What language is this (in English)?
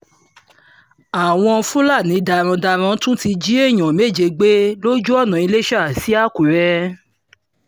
Yoruba